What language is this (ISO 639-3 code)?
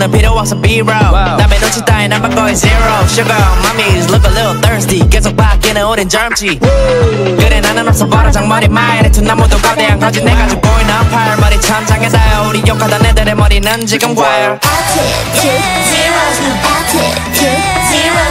kor